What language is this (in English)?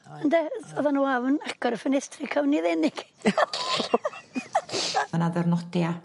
Welsh